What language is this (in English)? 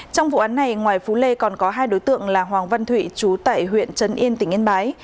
Vietnamese